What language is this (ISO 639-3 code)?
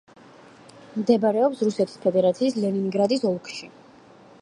kat